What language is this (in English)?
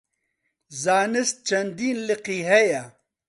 Central Kurdish